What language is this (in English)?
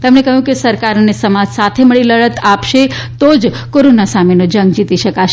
Gujarati